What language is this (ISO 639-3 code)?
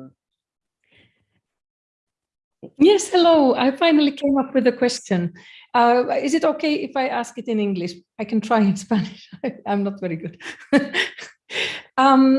spa